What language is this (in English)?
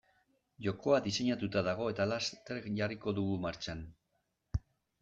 Basque